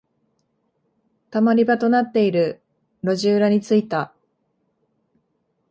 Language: Japanese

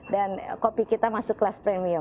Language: Indonesian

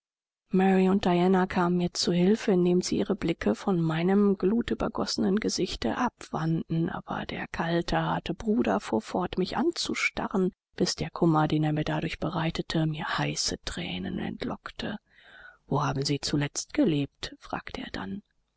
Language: German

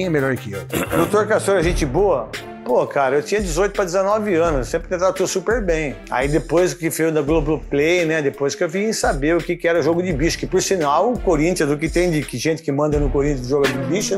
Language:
Portuguese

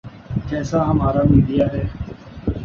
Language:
Urdu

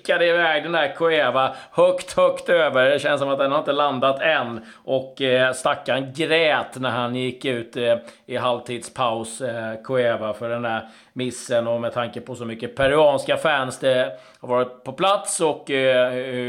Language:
Swedish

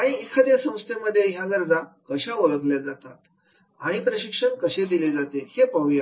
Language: Marathi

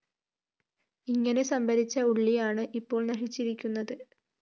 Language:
Malayalam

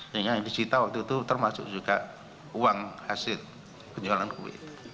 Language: Indonesian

